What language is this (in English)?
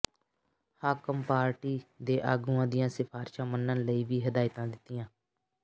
Punjabi